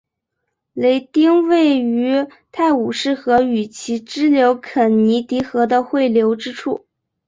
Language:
Chinese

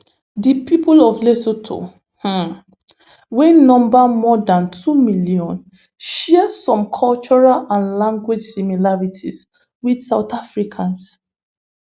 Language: Nigerian Pidgin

